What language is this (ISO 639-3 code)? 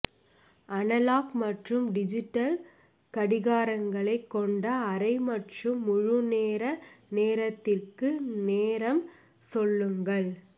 tam